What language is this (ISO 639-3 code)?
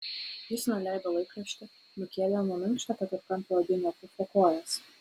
lit